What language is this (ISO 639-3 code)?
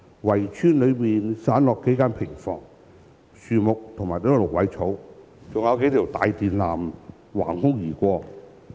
yue